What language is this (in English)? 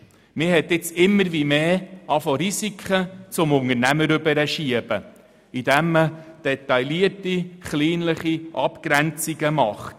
Swiss German